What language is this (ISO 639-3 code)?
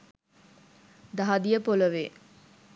sin